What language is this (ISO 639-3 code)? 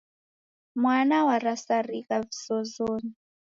dav